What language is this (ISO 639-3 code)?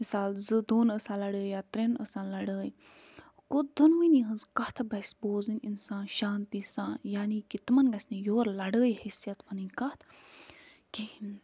kas